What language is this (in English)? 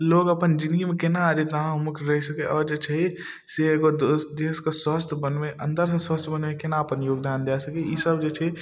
Maithili